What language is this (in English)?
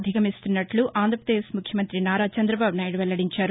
Telugu